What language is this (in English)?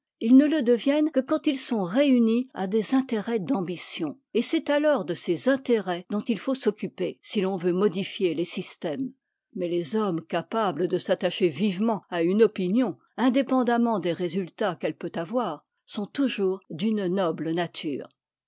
French